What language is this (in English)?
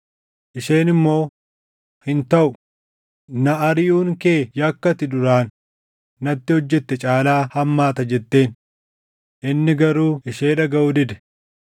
Oromo